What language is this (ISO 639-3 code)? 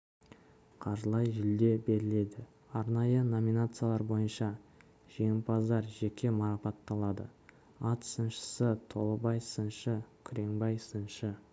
kaz